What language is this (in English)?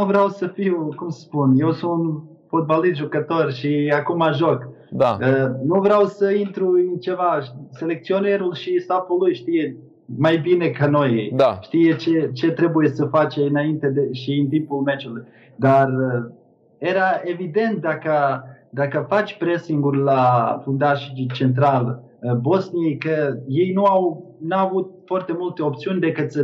Romanian